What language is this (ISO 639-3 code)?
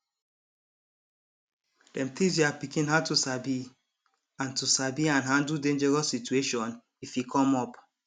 pcm